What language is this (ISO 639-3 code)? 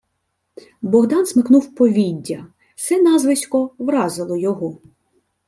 ukr